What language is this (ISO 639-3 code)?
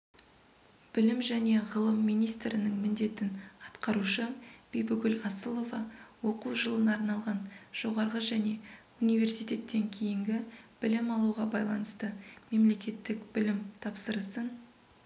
kaz